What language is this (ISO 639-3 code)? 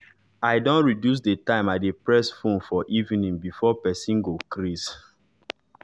pcm